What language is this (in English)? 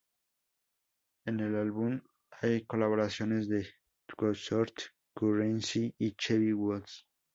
Spanish